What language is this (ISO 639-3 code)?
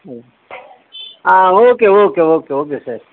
kan